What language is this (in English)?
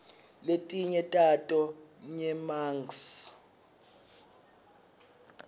Swati